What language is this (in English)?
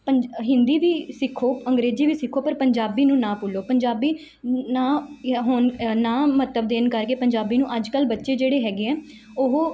Punjabi